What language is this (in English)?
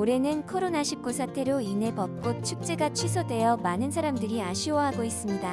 Korean